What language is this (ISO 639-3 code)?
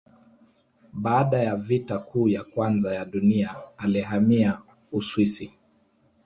swa